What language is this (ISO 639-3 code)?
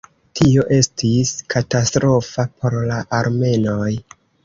epo